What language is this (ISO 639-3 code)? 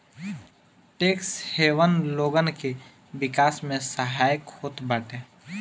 bho